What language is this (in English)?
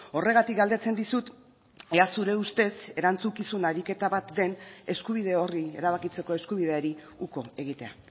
Basque